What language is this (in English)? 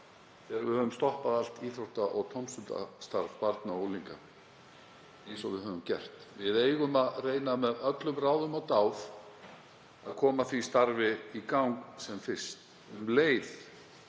Icelandic